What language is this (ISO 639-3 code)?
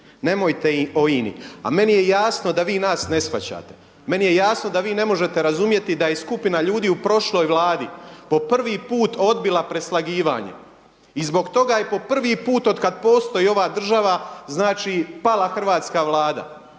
hrv